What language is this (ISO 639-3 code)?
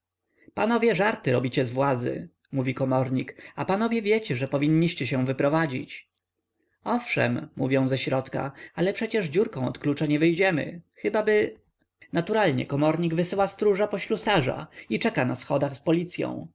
pol